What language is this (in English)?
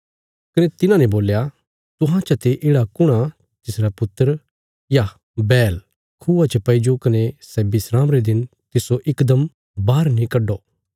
Bilaspuri